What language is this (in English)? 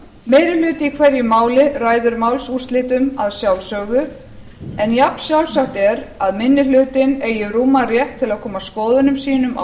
Icelandic